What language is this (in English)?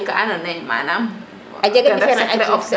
Serer